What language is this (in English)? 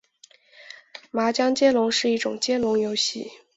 Chinese